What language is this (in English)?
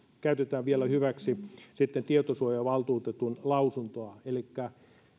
Finnish